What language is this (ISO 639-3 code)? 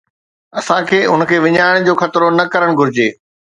snd